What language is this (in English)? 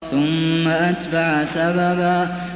Arabic